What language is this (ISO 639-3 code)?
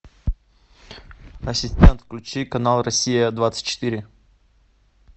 rus